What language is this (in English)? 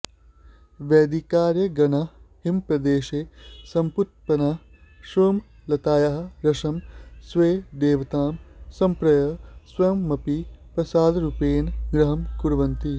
Sanskrit